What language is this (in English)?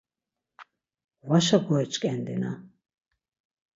Laz